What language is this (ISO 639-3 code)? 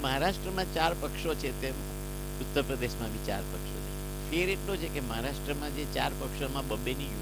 guj